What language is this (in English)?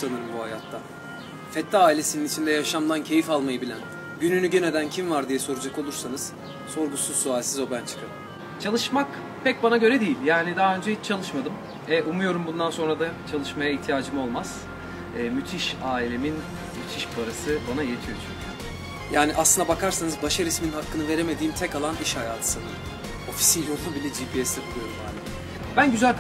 Turkish